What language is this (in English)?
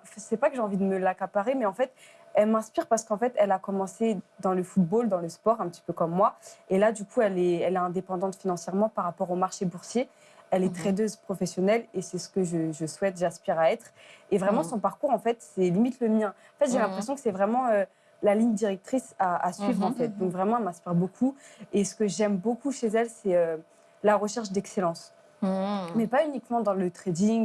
French